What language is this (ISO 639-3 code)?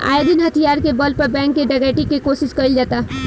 bho